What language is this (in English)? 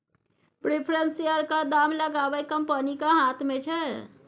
Maithili